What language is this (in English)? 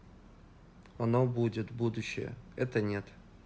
Russian